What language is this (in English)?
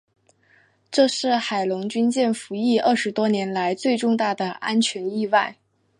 Chinese